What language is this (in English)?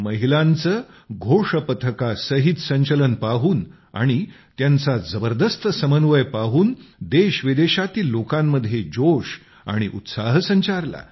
Marathi